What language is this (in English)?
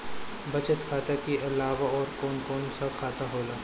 Bhojpuri